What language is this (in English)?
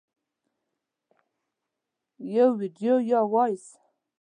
Pashto